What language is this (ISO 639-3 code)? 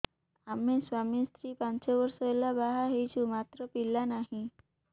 ori